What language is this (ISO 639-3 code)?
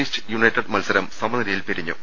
mal